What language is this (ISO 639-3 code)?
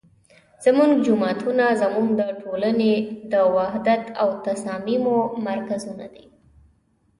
pus